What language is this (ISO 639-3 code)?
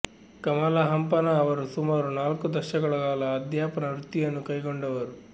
kan